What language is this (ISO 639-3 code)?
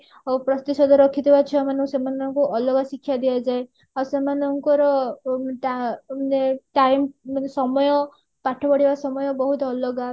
ori